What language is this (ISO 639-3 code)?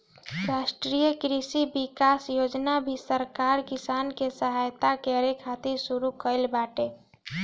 bho